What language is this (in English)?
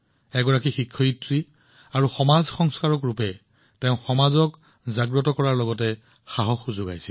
Assamese